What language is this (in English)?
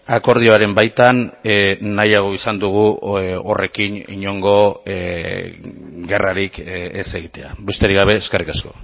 Basque